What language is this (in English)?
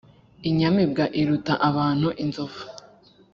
Kinyarwanda